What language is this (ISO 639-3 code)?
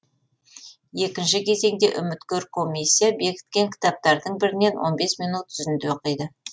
kaz